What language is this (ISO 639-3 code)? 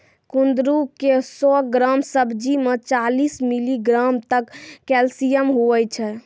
mai